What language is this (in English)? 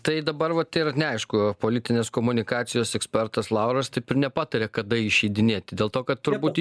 Lithuanian